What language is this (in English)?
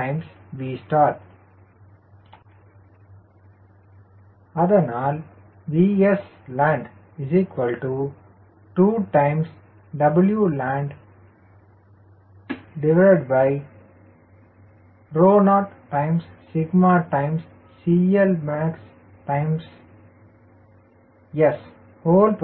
Tamil